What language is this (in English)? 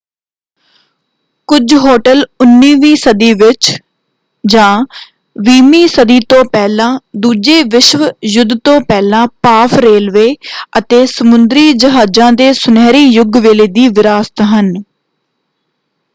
Punjabi